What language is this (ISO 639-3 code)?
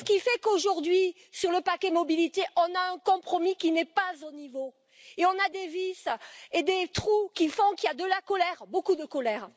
fra